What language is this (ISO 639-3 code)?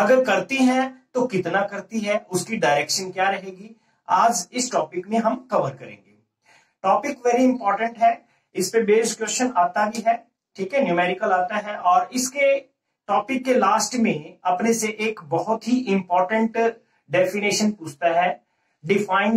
hin